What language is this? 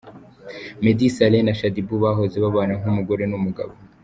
Kinyarwanda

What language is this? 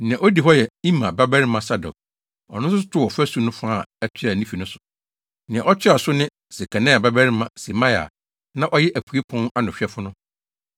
Akan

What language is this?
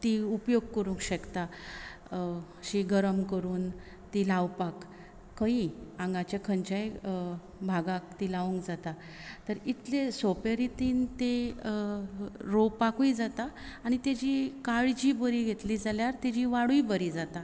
Konkani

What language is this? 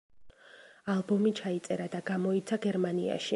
Georgian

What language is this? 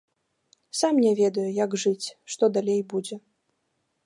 Belarusian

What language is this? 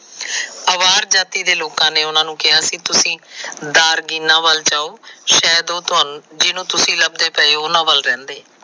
Punjabi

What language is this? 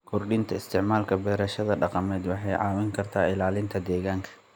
Somali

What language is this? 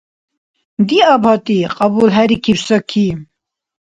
Dargwa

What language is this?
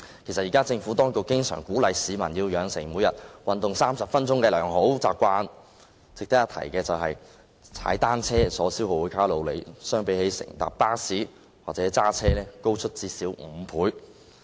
Cantonese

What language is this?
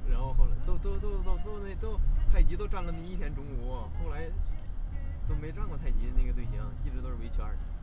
Chinese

